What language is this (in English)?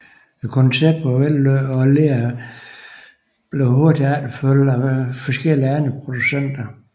Danish